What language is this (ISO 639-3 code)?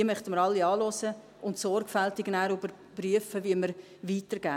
gsw